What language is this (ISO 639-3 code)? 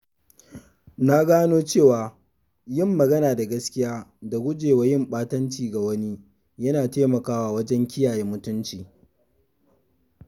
hau